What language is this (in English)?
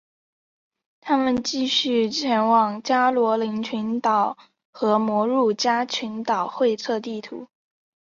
Chinese